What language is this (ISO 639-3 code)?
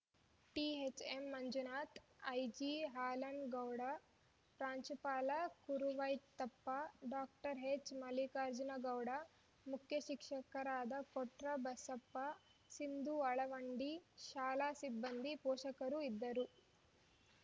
kan